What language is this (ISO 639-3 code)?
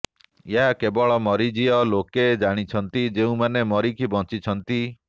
ori